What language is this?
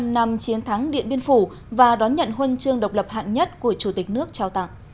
Vietnamese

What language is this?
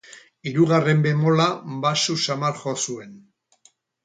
Basque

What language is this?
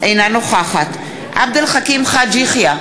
Hebrew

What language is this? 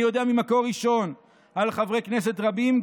Hebrew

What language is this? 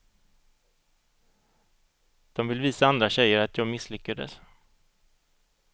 Swedish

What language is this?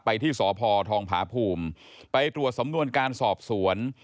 Thai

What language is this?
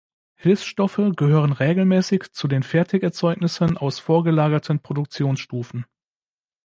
German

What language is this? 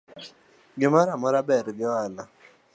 Luo (Kenya and Tanzania)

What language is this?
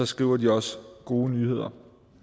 Danish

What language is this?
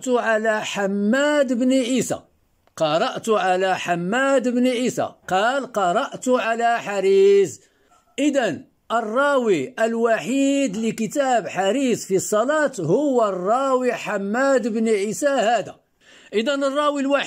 Arabic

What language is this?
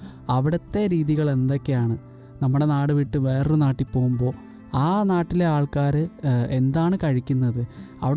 Malayalam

